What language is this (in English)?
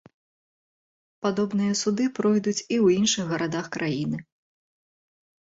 Belarusian